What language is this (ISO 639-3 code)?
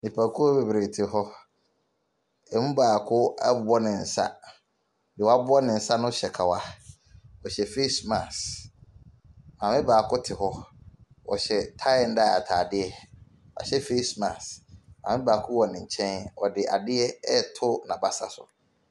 aka